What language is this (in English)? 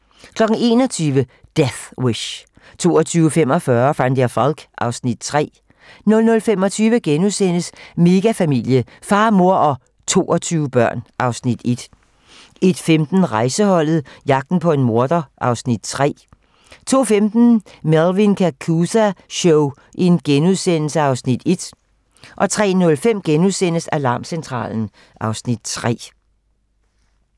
Danish